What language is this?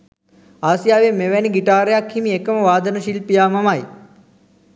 Sinhala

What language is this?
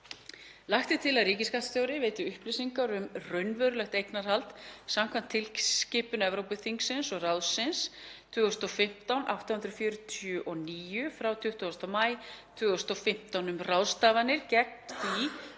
Icelandic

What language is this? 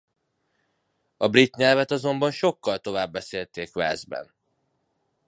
Hungarian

